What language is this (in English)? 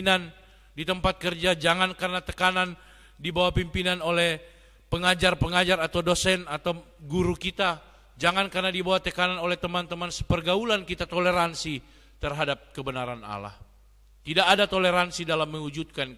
Indonesian